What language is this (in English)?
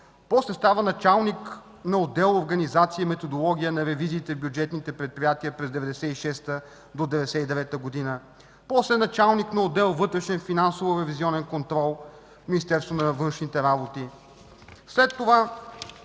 Bulgarian